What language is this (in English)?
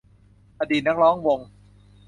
Thai